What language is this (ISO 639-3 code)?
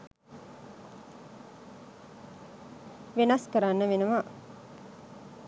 sin